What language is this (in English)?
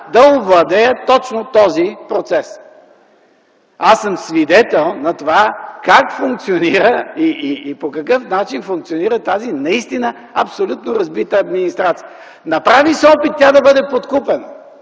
Bulgarian